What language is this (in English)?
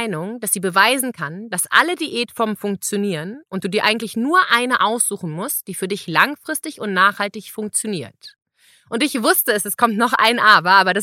German